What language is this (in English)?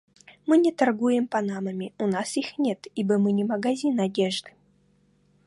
Russian